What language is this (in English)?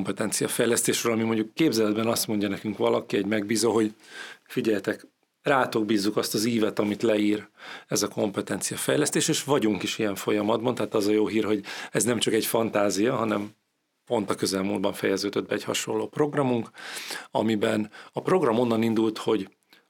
Hungarian